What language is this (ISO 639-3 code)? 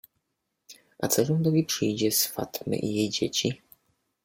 pol